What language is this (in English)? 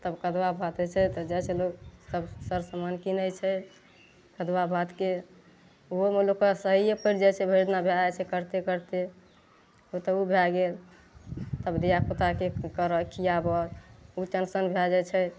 Maithili